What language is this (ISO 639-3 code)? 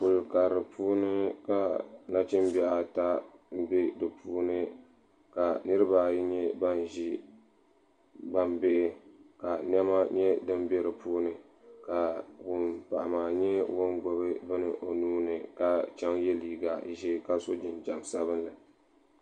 dag